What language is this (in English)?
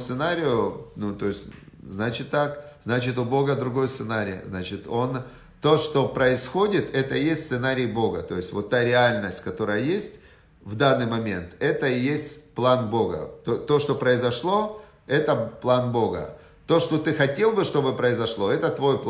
Russian